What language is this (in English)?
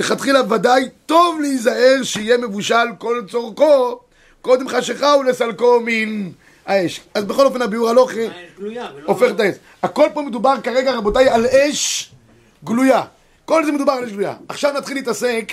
Hebrew